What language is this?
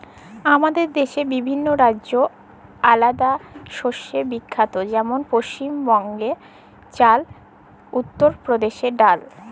Bangla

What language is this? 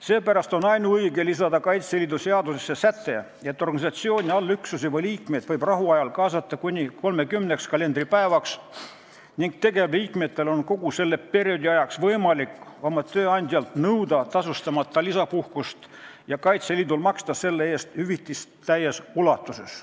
Estonian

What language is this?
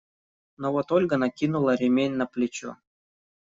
Russian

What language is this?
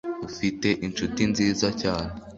Kinyarwanda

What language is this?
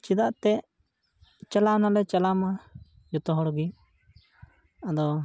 Santali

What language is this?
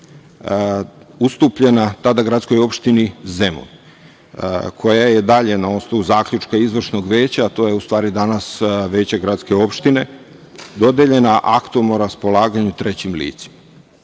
Serbian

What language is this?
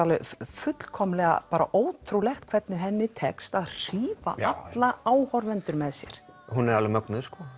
Icelandic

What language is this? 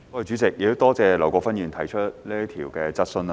Cantonese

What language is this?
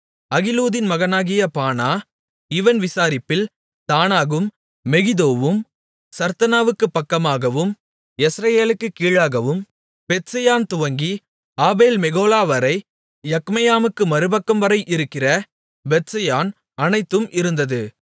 Tamil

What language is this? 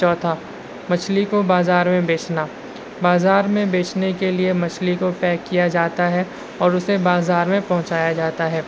Urdu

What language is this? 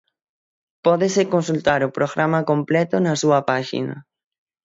Galician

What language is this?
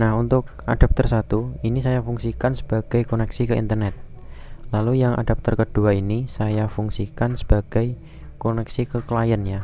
Indonesian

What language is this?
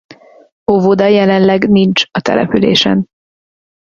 Hungarian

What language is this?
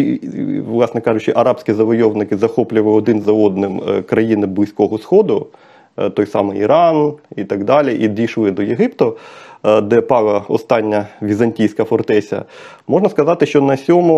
Ukrainian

